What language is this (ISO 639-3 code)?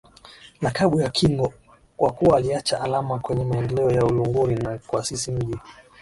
swa